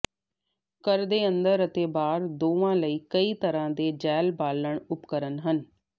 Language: Punjabi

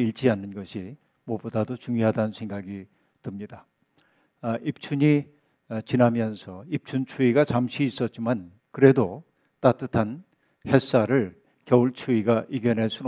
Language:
Korean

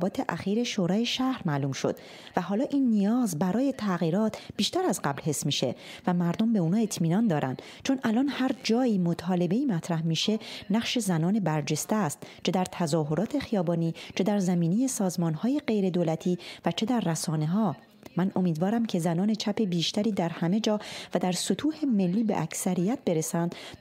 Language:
Persian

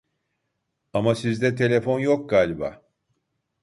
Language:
Turkish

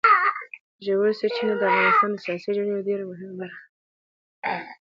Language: Pashto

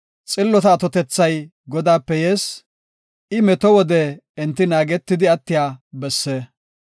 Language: Gofa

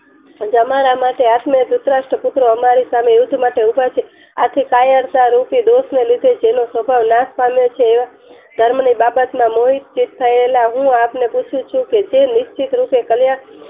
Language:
Gujarati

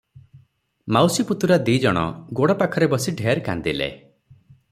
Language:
Odia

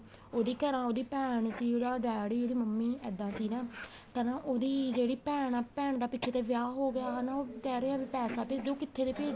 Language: Punjabi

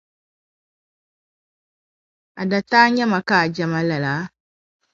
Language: Dagbani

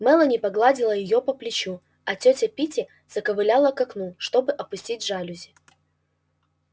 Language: Russian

